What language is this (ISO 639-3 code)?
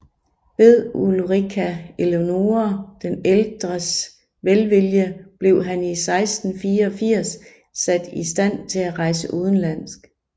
dan